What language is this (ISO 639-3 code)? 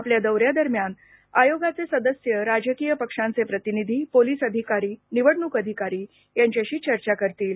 mar